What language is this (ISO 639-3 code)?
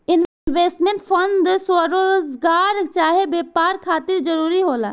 bho